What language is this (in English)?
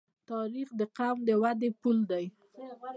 Pashto